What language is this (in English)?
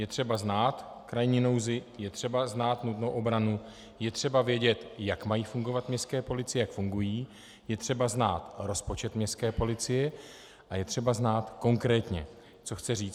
Czech